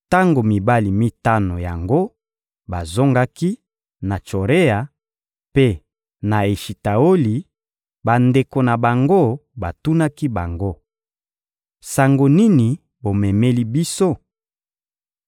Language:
Lingala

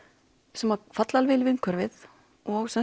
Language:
Icelandic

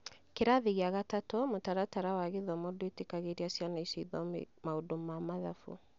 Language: Kikuyu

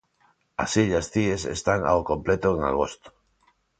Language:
Galician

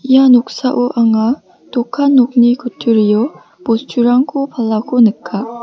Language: Garo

